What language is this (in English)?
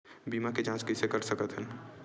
Chhattisgarhi